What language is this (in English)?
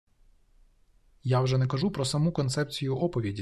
Ukrainian